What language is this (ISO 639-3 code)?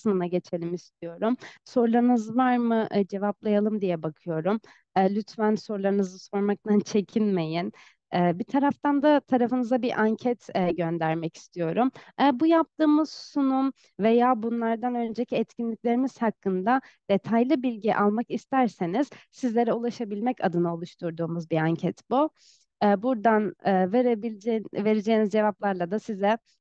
tur